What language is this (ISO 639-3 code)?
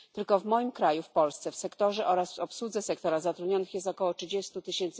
pol